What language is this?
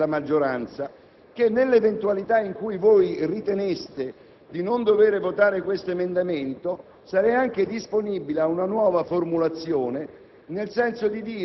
Italian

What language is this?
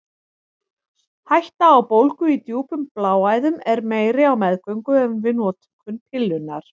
Icelandic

